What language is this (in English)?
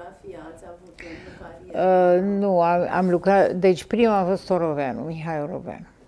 Romanian